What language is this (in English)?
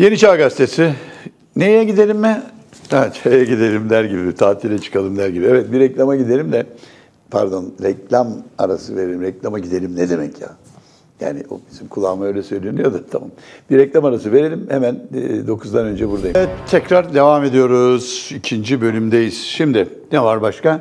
Turkish